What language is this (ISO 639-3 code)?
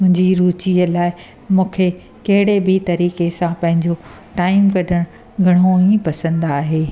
snd